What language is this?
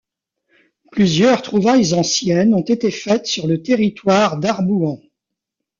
French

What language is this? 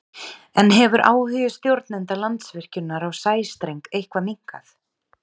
Icelandic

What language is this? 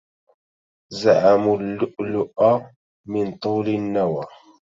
Arabic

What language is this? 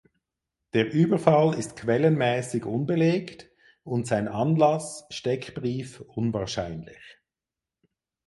German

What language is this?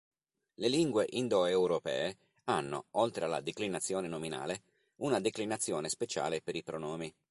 Italian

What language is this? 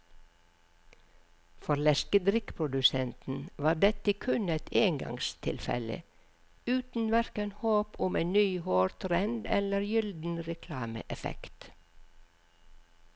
Norwegian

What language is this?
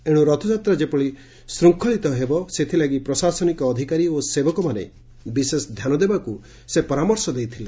Odia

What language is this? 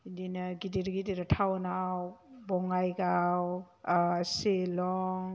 Bodo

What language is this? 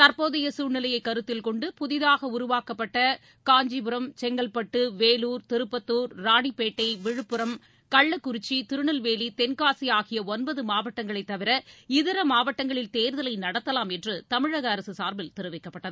Tamil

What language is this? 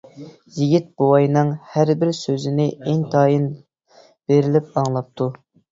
Uyghur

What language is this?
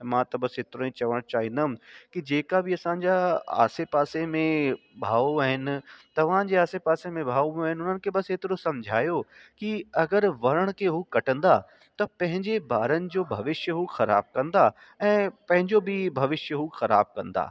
Sindhi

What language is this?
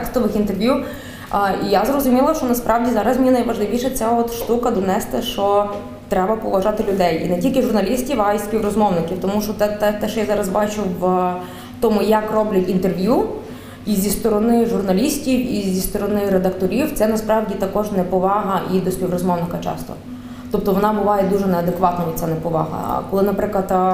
Ukrainian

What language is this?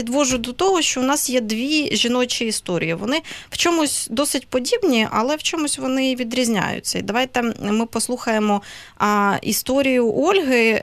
Ukrainian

